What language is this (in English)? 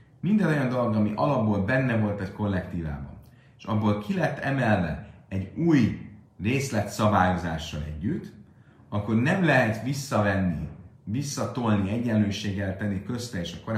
Hungarian